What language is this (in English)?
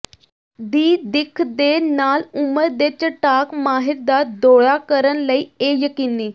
Punjabi